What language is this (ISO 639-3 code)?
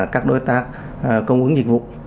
vie